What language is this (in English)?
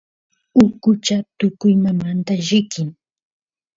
Santiago del Estero Quichua